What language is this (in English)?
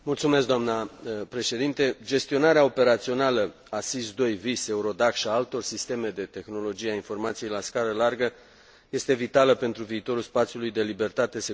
Romanian